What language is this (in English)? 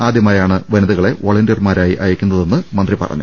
Malayalam